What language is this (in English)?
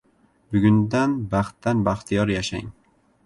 Uzbek